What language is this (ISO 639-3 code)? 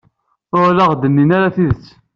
kab